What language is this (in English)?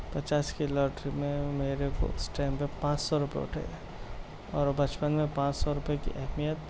Urdu